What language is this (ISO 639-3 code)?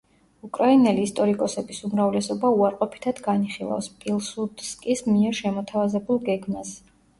kat